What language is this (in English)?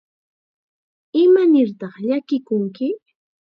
Chiquián Ancash Quechua